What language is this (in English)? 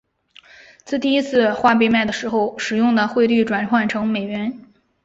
Chinese